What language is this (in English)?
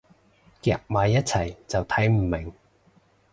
Cantonese